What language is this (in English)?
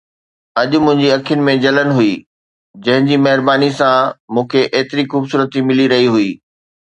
Sindhi